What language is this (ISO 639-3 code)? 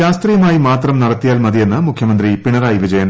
mal